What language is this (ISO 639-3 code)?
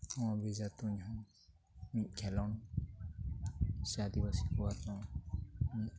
sat